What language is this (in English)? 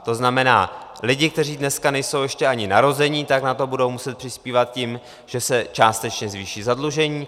Czech